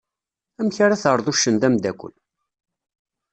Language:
Kabyle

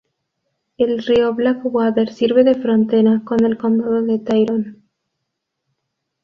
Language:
Spanish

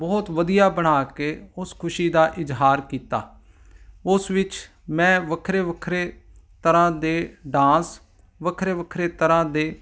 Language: Punjabi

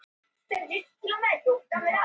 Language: Icelandic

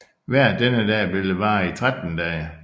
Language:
Danish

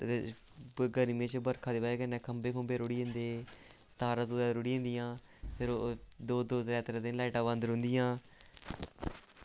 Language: Dogri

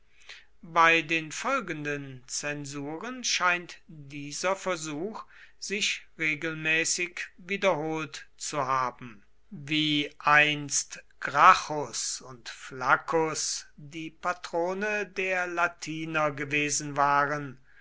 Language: German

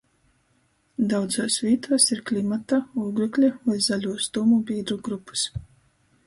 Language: Latgalian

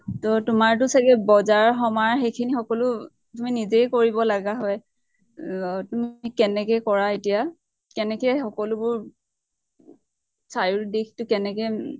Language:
Assamese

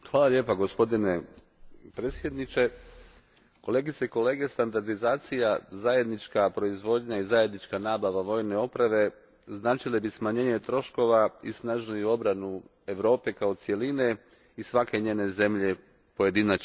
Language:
Croatian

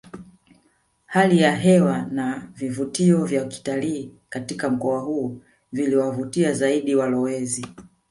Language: Swahili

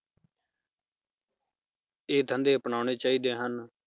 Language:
Punjabi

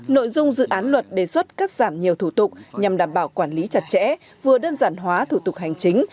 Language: Vietnamese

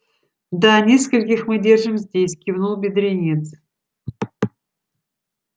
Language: Russian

